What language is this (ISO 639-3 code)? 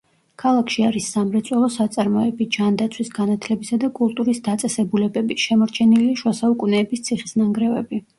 kat